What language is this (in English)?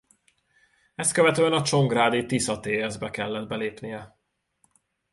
Hungarian